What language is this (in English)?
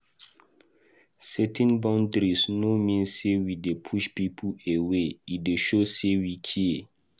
Nigerian Pidgin